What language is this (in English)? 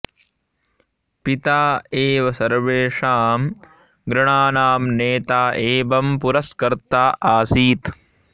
Sanskrit